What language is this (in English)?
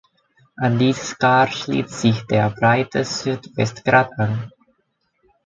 German